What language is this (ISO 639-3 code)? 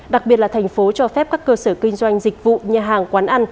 vie